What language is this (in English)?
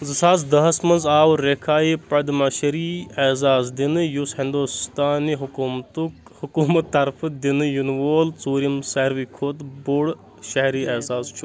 Kashmiri